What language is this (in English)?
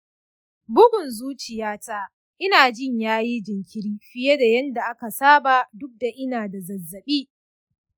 Hausa